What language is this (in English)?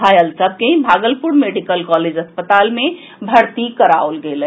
Maithili